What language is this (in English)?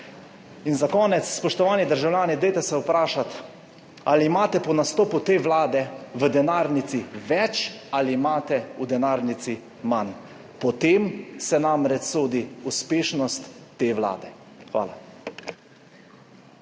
Slovenian